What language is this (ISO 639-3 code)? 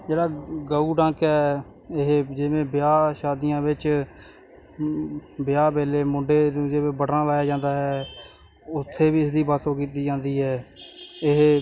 pan